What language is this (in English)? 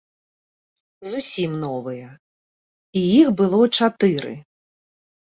Belarusian